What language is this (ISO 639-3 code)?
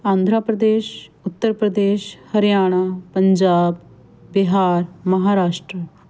pan